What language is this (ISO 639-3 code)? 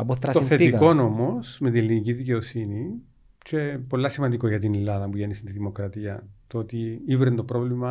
ell